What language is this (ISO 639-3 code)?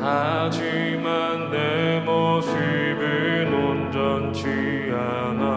kor